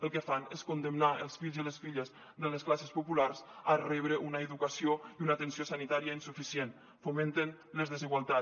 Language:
Catalan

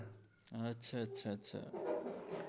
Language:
Gujarati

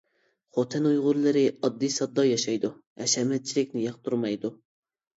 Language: Uyghur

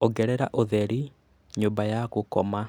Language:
Kikuyu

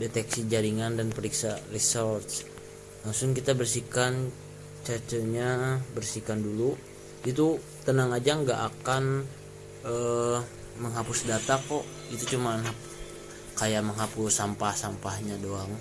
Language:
Indonesian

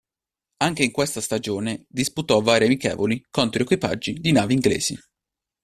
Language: Italian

